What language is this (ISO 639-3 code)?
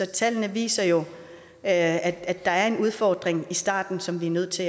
dan